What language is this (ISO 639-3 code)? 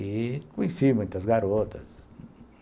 por